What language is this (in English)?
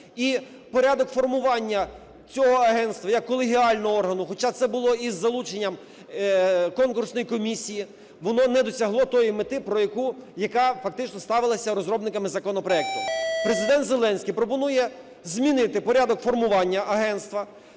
Ukrainian